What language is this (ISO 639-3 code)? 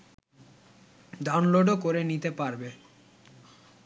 ben